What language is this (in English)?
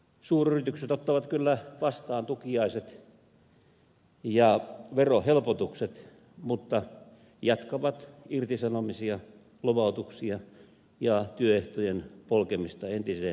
Finnish